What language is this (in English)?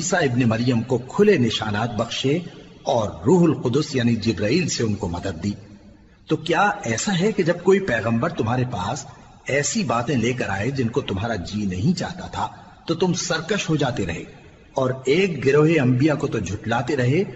Urdu